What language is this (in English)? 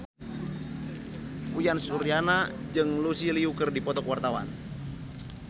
Sundanese